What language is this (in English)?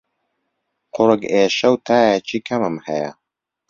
Central Kurdish